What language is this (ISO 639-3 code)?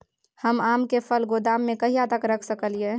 mai